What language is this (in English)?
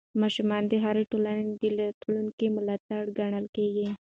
Pashto